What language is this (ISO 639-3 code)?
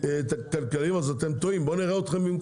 heb